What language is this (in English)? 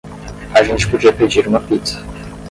Portuguese